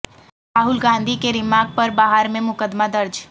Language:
Urdu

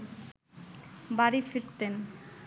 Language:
Bangla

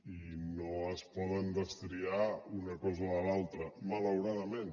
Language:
Catalan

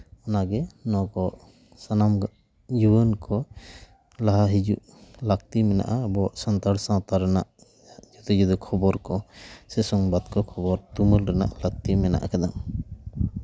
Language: Santali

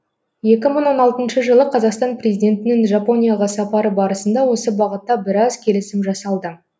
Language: Kazakh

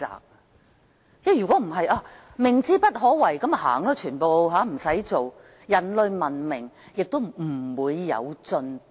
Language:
Cantonese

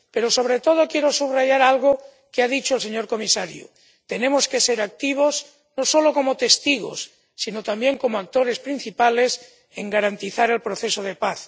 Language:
Spanish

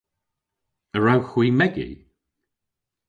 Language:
Cornish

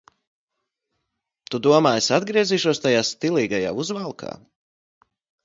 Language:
Latvian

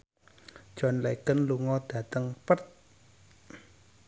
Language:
Javanese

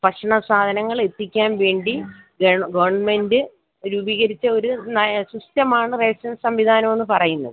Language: Malayalam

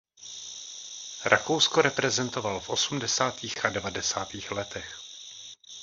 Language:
Czech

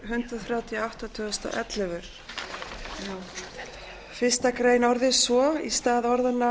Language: Icelandic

